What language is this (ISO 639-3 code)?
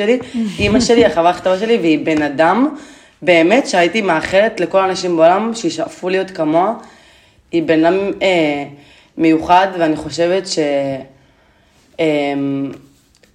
heb